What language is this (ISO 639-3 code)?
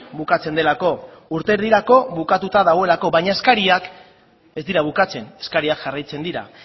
eus